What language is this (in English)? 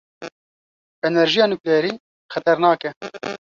Kurdish